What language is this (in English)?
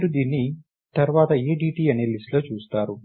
Telugu